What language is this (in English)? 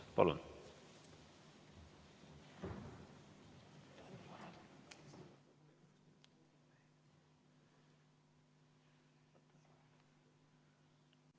Estonian